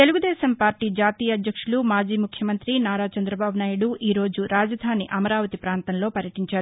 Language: Telugu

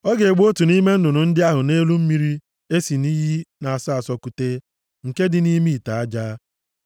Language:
Igbo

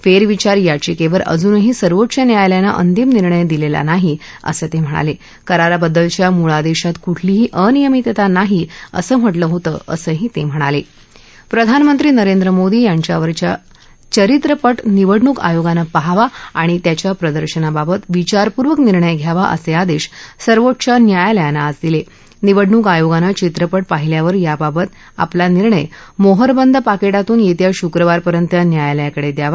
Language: Marathi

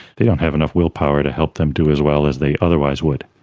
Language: English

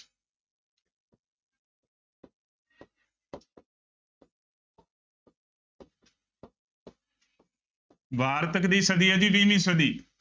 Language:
Punjabi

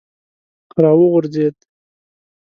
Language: Pashto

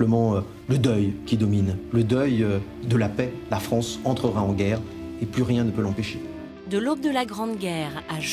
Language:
French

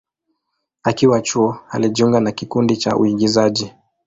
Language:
Swahili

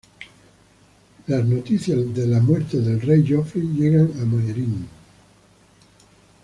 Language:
Spanish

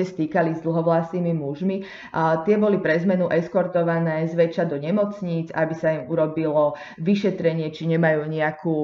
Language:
Slovak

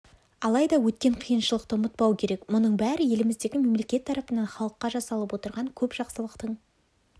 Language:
Kazakh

